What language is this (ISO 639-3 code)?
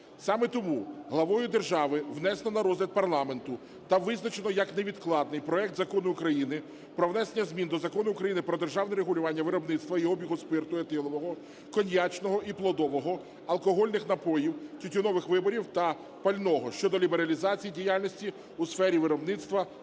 ukr